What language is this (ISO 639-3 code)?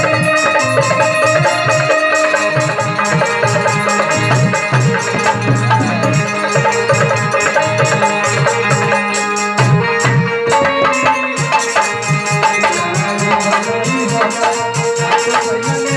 hin